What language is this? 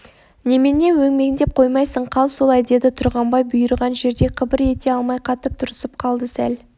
Kazakh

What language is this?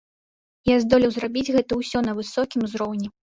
Belarusian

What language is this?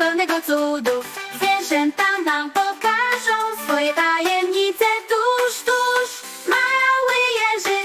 Polish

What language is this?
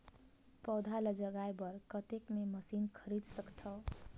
Chhattisgarhi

